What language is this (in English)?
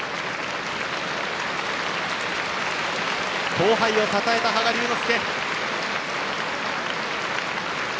Japanese